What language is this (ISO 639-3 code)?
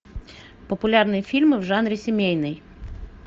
rus